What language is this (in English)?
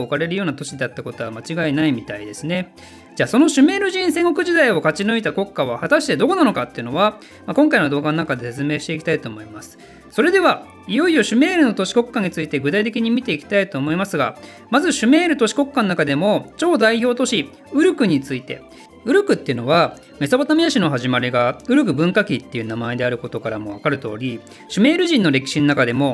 Japanese